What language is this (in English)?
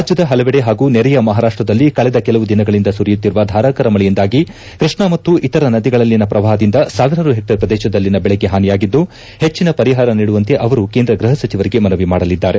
Kannada